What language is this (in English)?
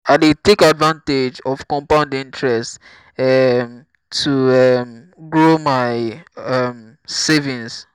Nigerian Pidgin